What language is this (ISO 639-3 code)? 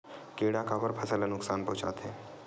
hne